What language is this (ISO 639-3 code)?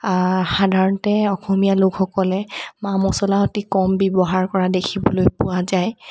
asm